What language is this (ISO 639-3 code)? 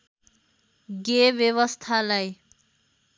nep